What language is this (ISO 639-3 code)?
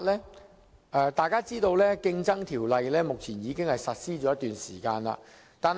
yue